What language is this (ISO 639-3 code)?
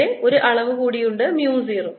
mal